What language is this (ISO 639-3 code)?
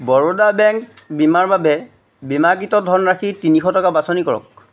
asm